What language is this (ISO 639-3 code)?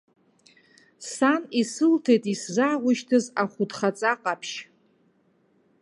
abk